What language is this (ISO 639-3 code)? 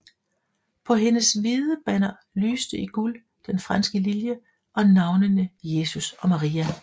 dan